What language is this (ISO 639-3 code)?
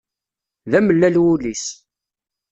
kab